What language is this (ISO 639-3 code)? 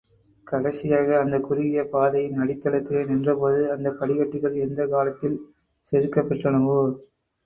tam